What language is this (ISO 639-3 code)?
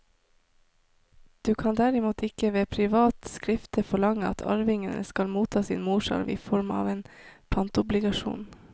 nor